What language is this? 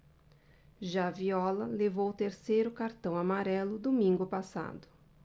Portuguese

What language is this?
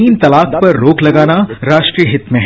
Hindi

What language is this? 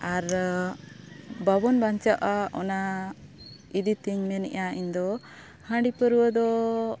Santali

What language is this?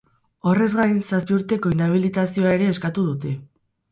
Basque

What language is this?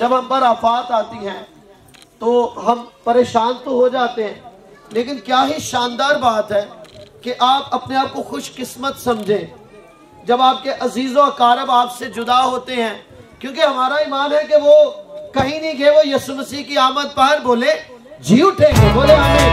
Hindi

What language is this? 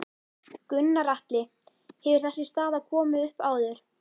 Icelandic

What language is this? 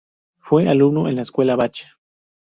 Spanish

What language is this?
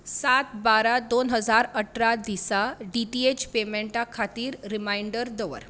Konkani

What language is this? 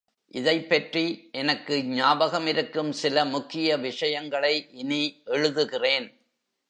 Tamil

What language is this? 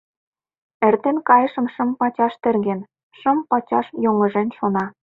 Mari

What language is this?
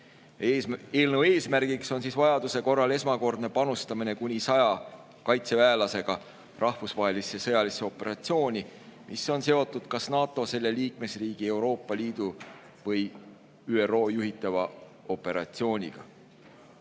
Estonian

